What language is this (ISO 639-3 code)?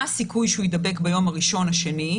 heb